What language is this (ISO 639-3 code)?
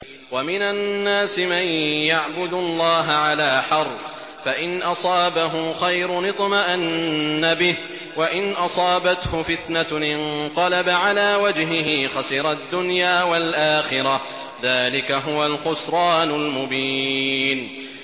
ara